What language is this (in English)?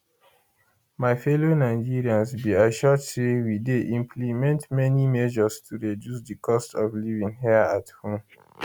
Nigerian Pidgin